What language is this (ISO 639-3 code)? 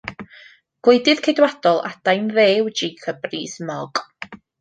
cym